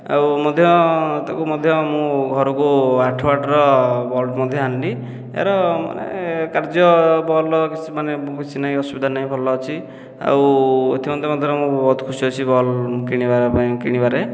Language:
Odia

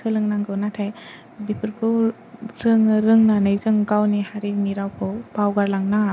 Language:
Bodo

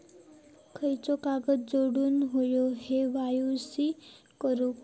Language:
Marathi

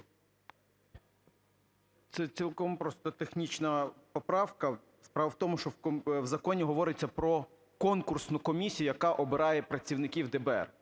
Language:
Ukrainian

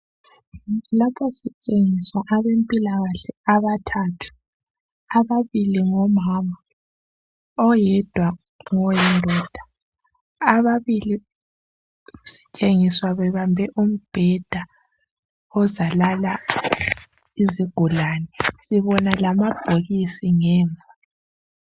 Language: North Ndebele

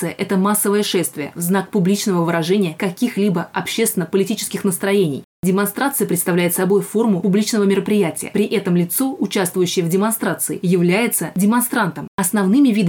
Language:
Russian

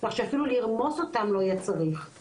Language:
Hebrew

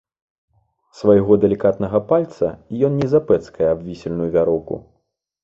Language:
Belarusian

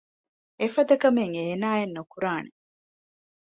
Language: Divehi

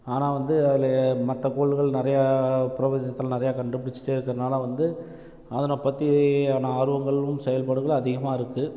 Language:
Tamil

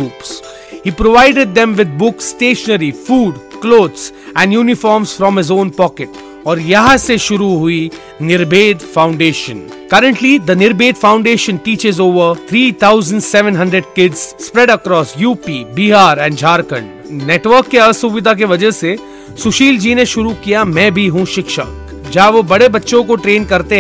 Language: Hindi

